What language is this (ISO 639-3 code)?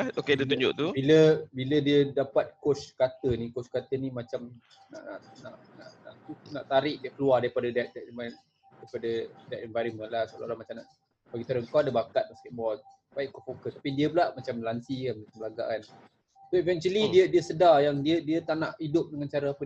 msa